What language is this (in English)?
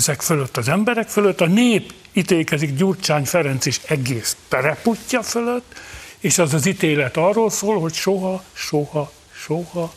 Hungarian